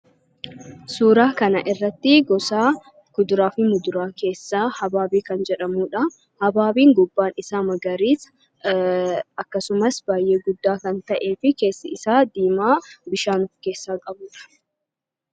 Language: Oromo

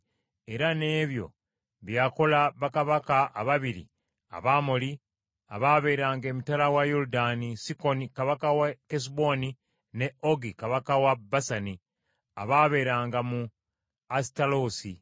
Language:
Ganda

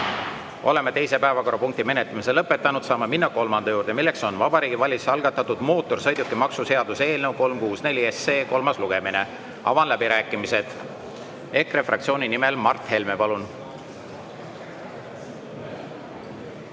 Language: Estonian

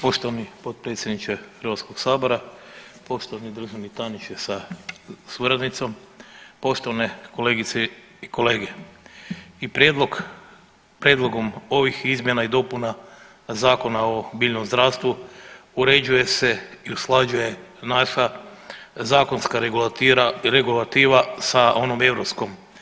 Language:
Croatian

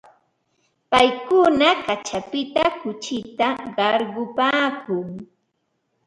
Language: Ambo-Pasco Quechua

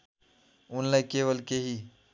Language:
Nepali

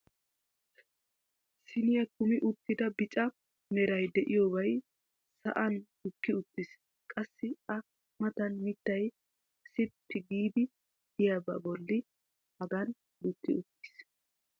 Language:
Wolaytta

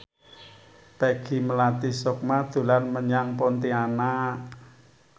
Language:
Javanese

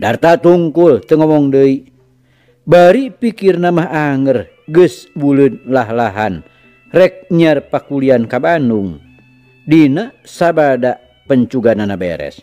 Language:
Indonesian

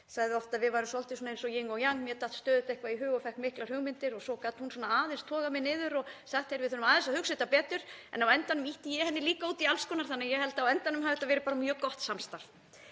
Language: Icelandic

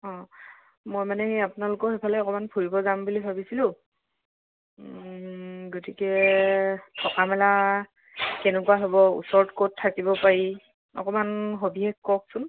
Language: Assamese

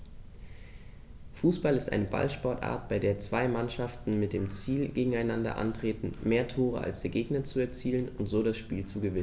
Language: German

